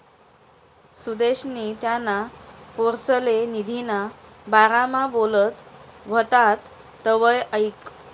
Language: Marathi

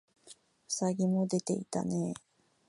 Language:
Japanese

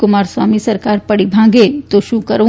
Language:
Gujarati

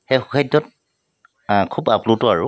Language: Assamese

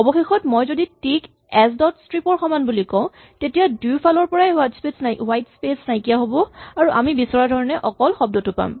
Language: Assamese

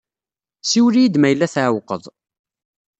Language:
Kabyle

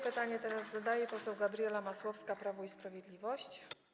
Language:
Polish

